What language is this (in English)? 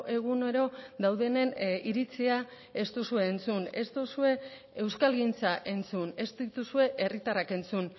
Basque